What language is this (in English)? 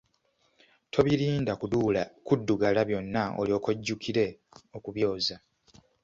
Ganda